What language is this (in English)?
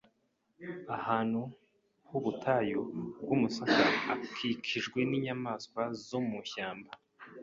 Kinyarwanda